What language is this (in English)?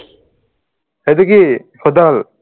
Assamese